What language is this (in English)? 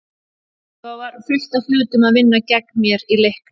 Icelandic